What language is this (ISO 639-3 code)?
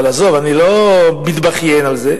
heb